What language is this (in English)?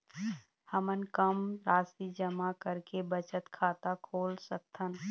Chhattisgarhi